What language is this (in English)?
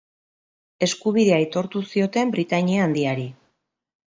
Basque